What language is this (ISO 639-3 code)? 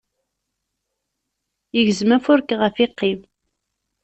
kab